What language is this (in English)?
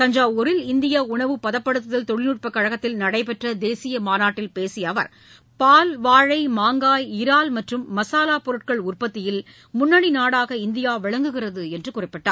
Tamil